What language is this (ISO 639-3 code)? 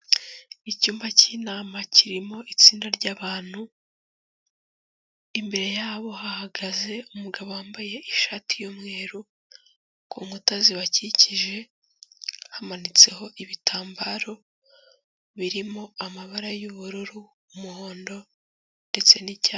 kin